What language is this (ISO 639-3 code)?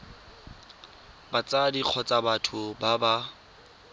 tsn